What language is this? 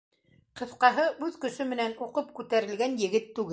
Bashkir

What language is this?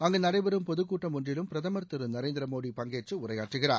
Tamil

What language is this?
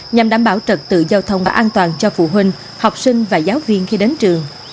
Vietnamese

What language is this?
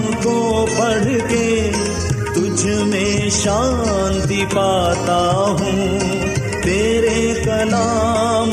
Urdu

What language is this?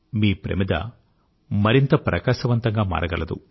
Telugu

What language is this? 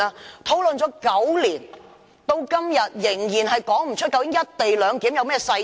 Cantonese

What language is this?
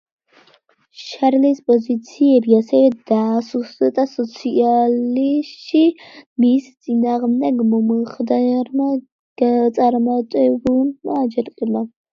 Georgian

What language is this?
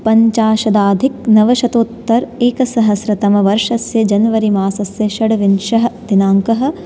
Sanskrit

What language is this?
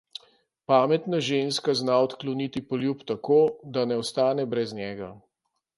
Slovenian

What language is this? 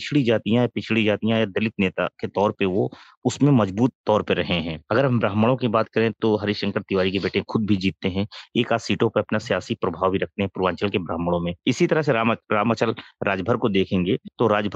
Hindi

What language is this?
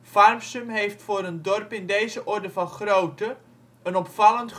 Dutch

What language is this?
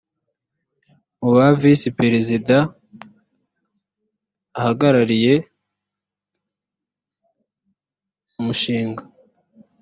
Kinyarwanda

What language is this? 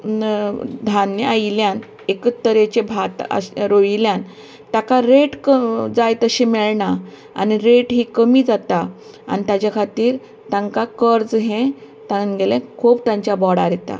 Konkani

